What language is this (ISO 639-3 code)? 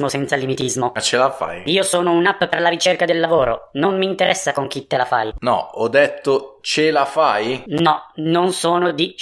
ita